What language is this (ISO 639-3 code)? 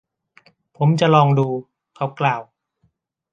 tha